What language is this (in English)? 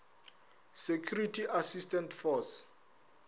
Northern Sotho